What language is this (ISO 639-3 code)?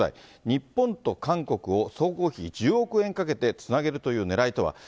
jpn